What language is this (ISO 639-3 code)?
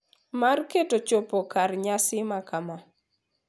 luo